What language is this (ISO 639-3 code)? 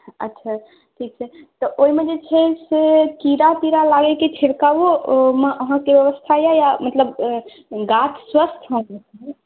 mai